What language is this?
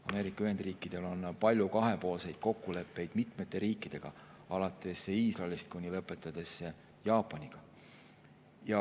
Estonian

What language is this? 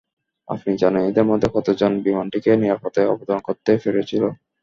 Bangla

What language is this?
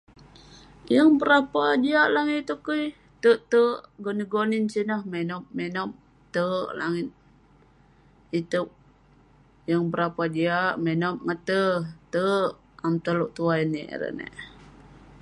Western Penan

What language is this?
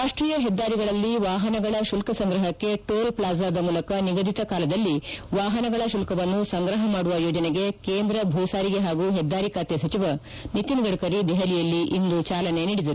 Kannada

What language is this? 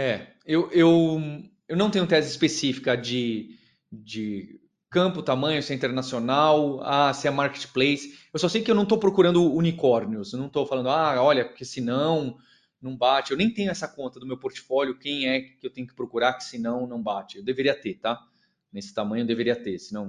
Portuguese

